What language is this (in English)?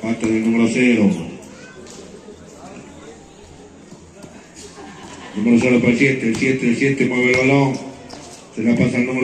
Spanish